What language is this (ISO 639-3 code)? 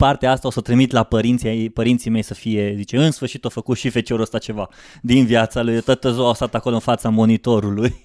ron